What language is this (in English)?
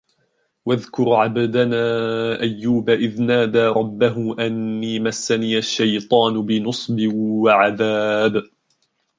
Arabic